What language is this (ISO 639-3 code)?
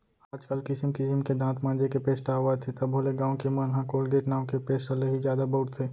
hne